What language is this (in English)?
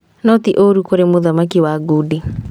Kikuyu